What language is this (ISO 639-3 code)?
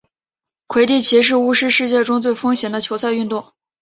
zho